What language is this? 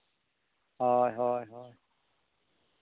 Santali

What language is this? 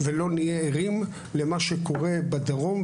Hebrew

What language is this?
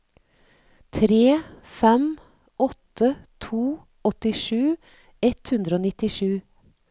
Norwegian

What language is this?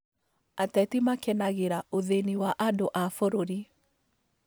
Kikuyu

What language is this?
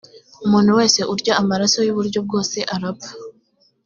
Kinyarwanda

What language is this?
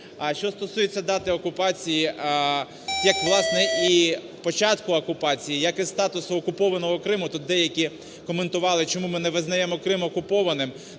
Ukrainian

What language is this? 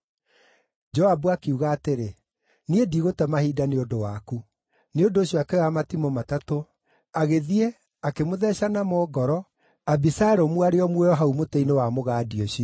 Kikuyu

